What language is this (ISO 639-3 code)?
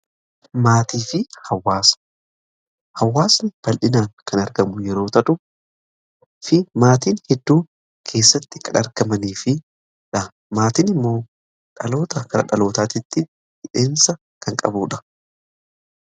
orm